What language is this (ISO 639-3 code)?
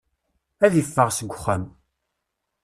kab